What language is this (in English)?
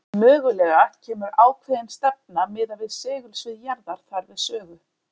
Icelandic